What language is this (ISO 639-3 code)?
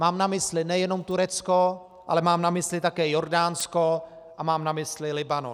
ces